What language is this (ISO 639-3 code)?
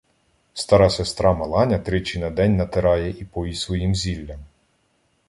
ukr